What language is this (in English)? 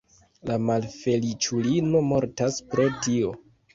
Esperanto